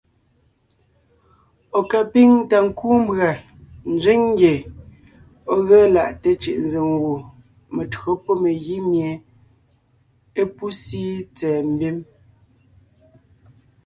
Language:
Ngiemboon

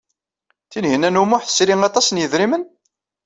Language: Kabyle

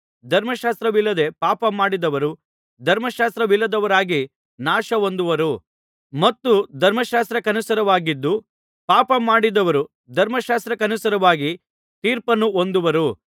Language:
Kannada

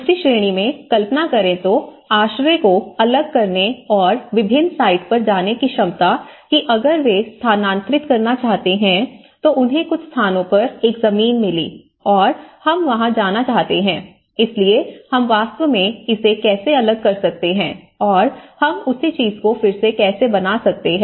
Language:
Hindi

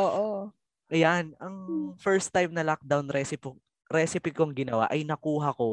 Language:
Filipino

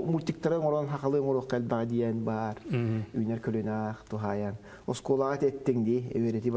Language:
Turkish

